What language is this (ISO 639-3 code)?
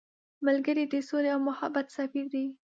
pus